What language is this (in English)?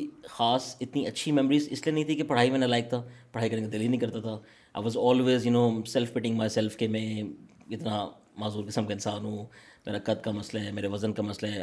Urdu